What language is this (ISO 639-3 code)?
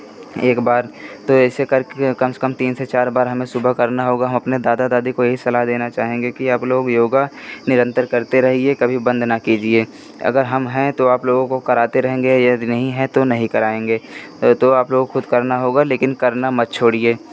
hin